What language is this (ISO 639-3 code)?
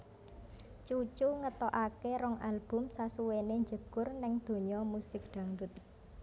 jav